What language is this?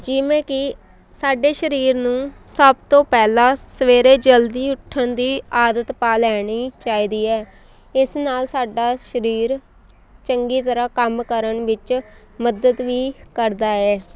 Punjabi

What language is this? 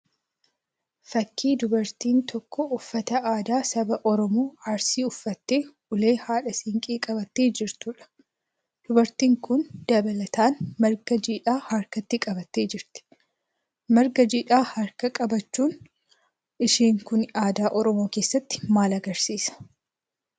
Oromo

